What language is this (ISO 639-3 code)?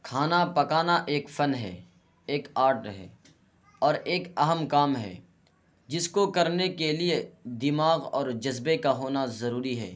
urd